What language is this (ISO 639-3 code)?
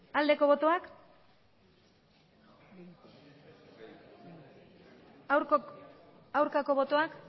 eus